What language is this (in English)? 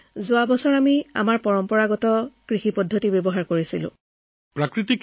Assamese